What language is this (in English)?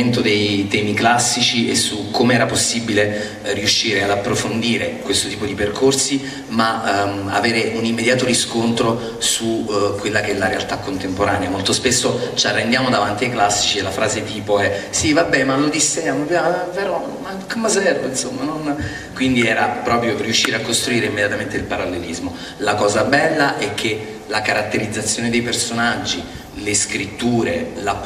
Italian